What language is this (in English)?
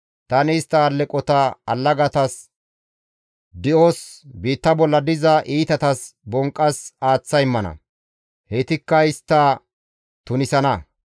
Gamo